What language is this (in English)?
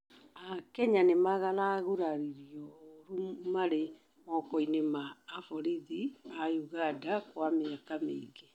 Kikuyu